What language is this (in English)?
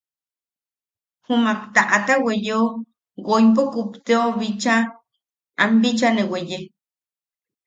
Yaqui